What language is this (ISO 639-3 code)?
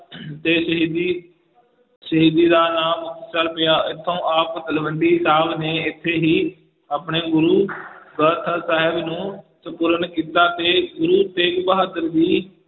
pan